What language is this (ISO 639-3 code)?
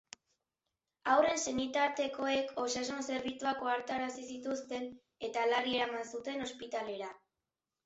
eus